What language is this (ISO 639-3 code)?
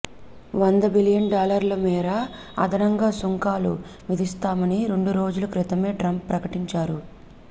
tel